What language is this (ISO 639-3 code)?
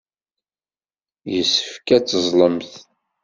kab